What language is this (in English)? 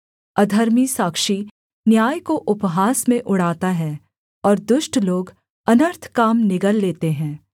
Hindi